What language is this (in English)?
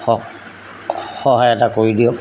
Assamese